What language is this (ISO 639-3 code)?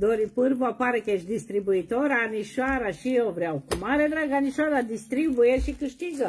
ron